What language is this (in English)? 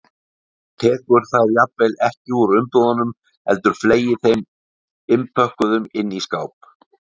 Icelandic